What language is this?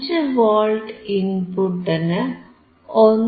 Malayalam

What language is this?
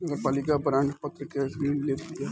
Bhojpuri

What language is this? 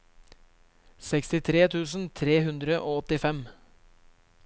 Norwegian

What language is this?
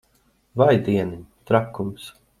Latvian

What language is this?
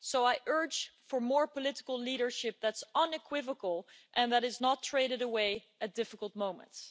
English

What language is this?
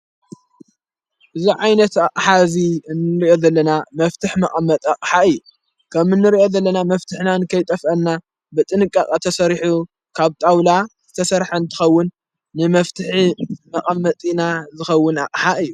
Tigrinya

